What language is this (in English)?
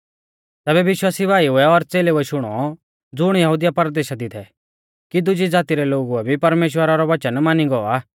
Mahasu Pahari